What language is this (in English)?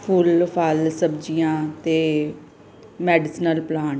Punjabi